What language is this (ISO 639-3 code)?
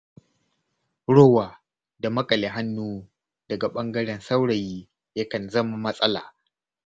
hau